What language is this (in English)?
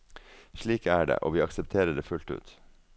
Norwegian